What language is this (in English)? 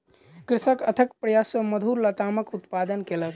Maithili